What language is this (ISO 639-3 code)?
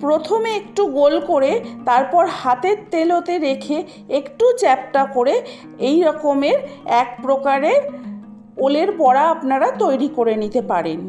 ben